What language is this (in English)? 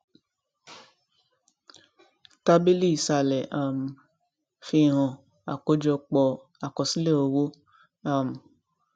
Yoruba